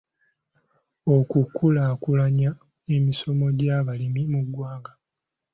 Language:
Ganda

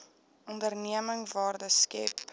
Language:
Afrikaans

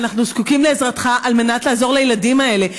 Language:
Hebrew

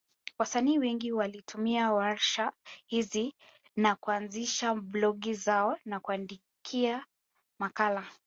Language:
Swahili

